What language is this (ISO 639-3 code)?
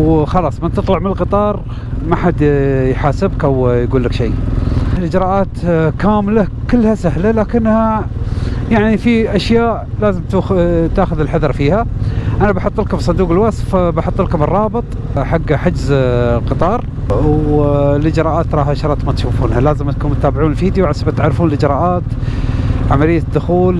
ara